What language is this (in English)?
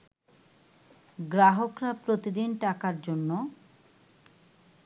Bangla